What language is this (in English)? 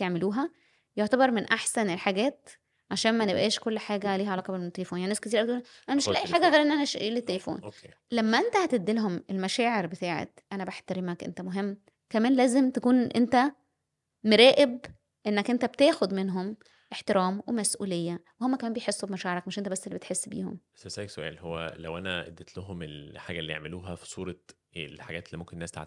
Arabic